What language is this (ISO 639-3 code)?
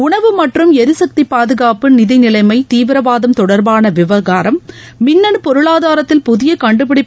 tam